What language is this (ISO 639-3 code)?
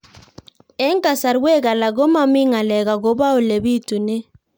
kln